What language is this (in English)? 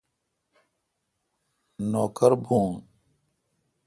Kalkoti